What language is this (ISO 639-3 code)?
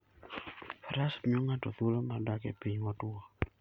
luo